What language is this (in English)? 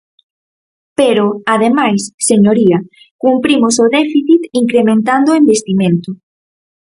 Galician